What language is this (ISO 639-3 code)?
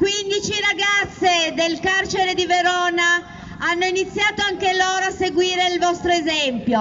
ita